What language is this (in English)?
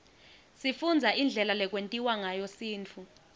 Swati